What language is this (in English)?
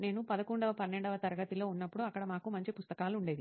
Telugu